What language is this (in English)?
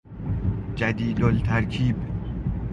Persian